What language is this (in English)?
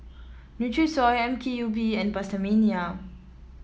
English